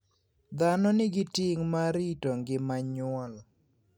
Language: Luo (Kenya and Tanzania)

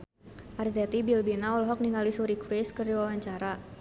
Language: Sundanese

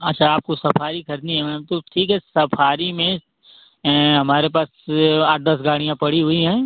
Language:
Hindi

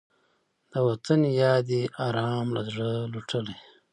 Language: Pashto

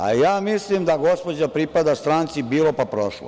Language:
Serbian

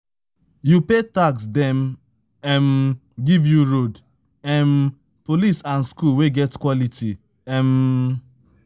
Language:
Nigerian Pidgin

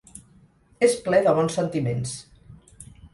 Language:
Catalan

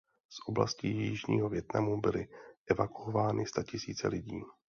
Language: Czech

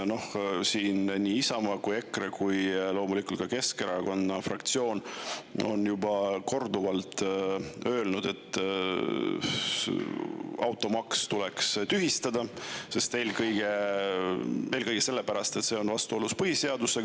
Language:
Estonian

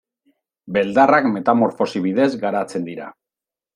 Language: Basque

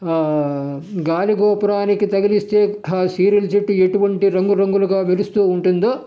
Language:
Telugu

